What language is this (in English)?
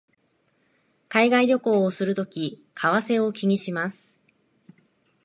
Japanese